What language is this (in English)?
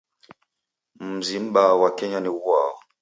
Taita